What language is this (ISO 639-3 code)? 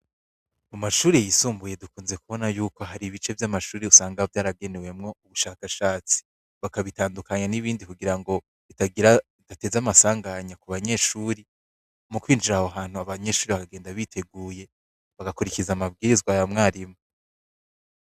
run